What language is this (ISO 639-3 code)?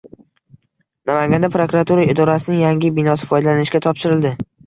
uzb